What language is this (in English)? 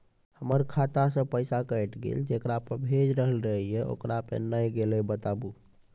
Maithili